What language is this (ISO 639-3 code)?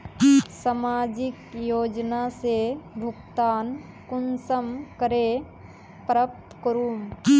mag